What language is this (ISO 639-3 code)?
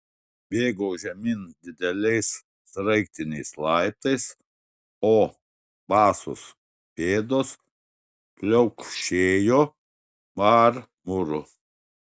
lit